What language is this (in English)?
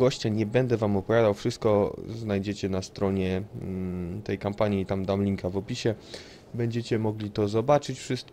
Polish